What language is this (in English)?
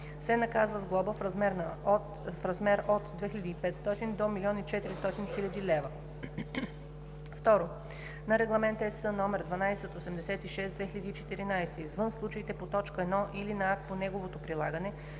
Bulgarian